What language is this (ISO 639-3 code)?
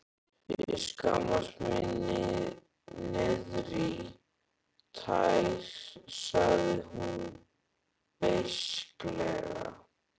isl